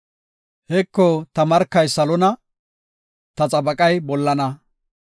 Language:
Gofa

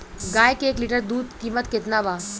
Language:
Bhojpuri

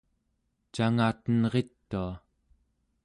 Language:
Central Yupik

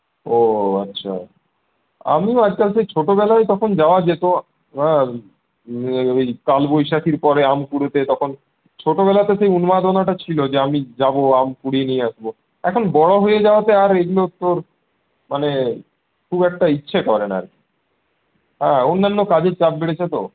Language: Bangla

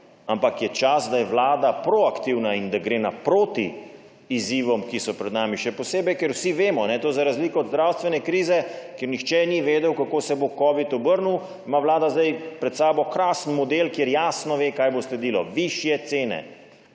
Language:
Slovenian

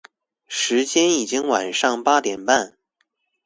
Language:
Chinese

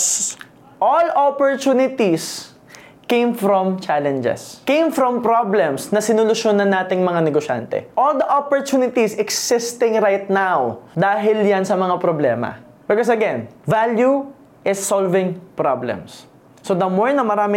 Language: Filipino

